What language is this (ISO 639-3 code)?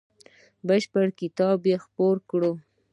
pus